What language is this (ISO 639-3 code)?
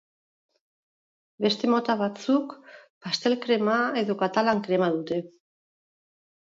eus